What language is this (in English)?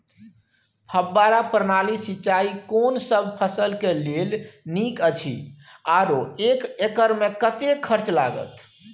Maithili